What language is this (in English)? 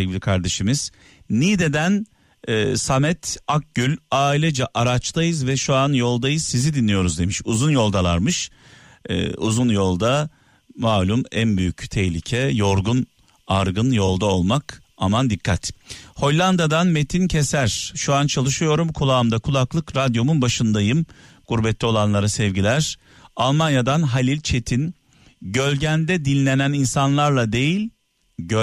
Turkish